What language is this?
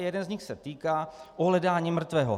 Czech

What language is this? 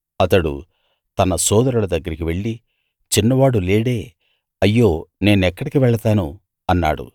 Telugu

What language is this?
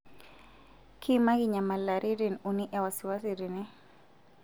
Masai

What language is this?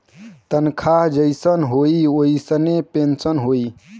Bhojpuri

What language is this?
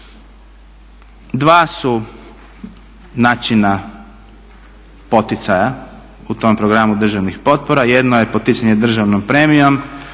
Croatian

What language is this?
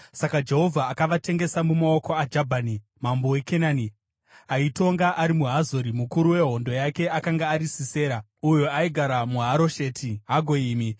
Shona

